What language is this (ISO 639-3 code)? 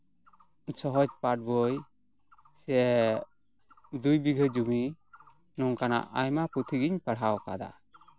sat